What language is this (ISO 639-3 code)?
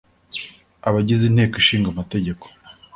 kin